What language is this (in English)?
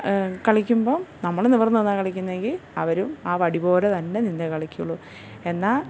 Malayalam